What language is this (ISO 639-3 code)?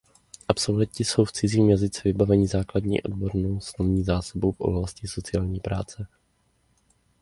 ces